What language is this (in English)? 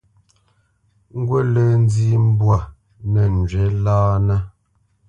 Bamenyam